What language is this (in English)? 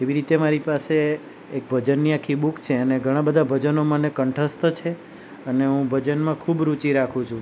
Gujarati